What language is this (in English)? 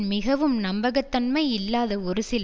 Tamil